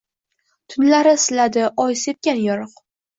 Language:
Uzbek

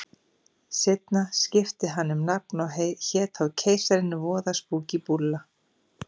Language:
Icelandic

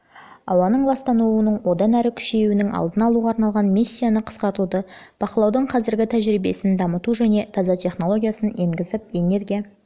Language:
Kazakh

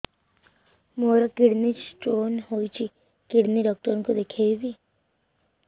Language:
Odia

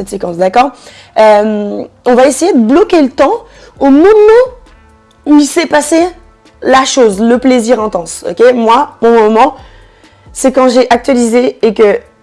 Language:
French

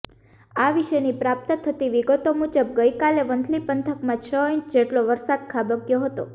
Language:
Gujarati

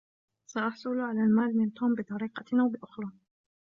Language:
Arabic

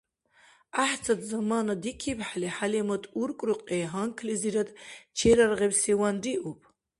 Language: Dargwa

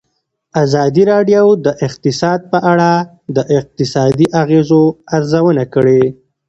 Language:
Pashto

